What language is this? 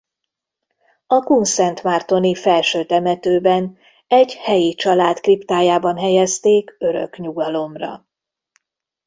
Hungarian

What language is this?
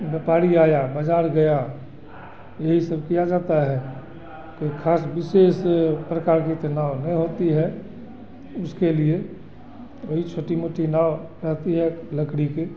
Hindi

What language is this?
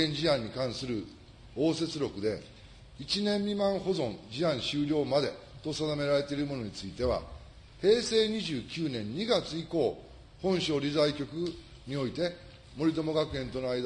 Japanese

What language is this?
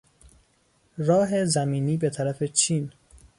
Persian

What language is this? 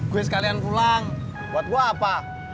Indonesian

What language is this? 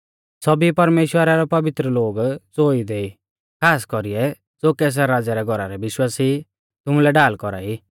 Mahasu Pahari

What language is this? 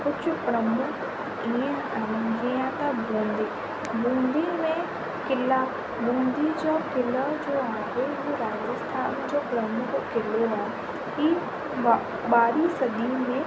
Sindhi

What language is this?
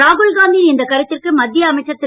Tamil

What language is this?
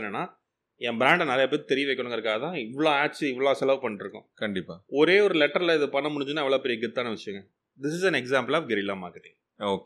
Tamil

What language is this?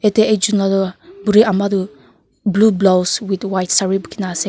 Naga Pidgin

